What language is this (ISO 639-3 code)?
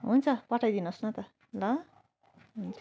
nep